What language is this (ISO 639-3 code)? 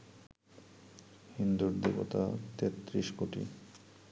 ben